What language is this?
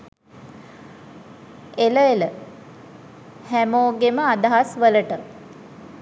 Sinhala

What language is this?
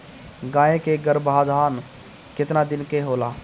Bhojpuri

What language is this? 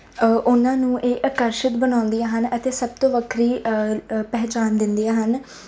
Punjabi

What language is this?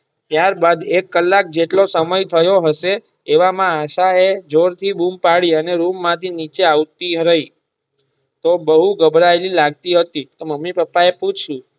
Gujarati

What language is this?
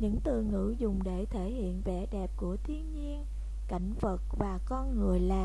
Vietnamese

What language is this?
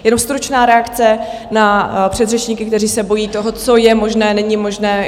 Czech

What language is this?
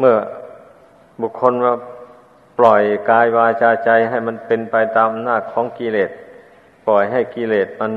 Thai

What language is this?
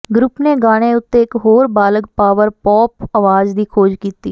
Punjabi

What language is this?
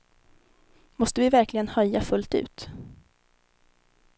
Swedish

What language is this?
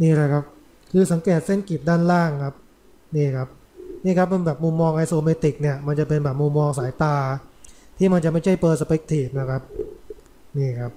Thai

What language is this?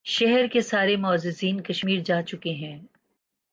Urdu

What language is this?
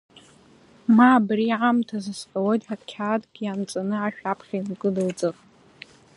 Abkhazian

